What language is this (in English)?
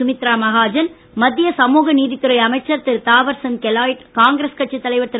Tamil